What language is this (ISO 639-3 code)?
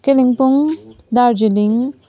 nep